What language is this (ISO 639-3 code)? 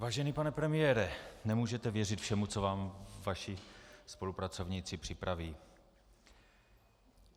ces